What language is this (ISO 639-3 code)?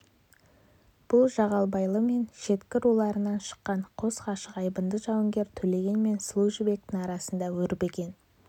kaz